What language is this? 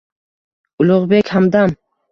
Uzbek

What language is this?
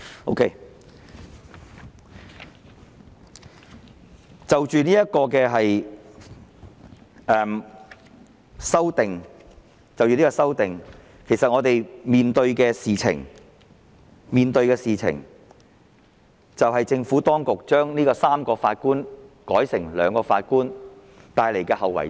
Cantonese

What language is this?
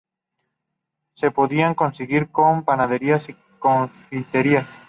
Spanish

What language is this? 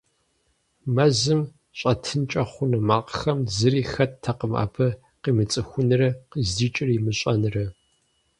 Kabardian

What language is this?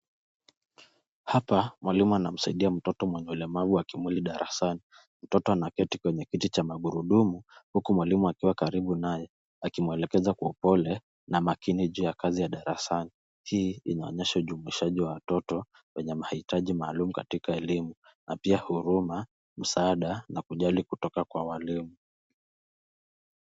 Swahili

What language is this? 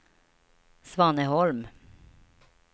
Swedish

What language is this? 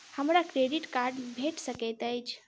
Maithili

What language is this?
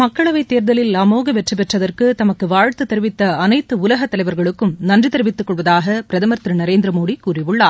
Tamil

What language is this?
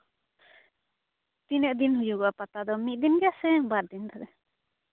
Santali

